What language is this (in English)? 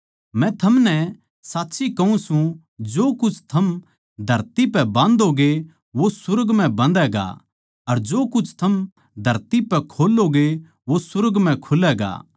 Haryanvi